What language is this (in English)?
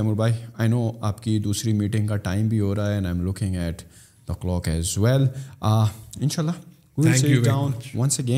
Urdu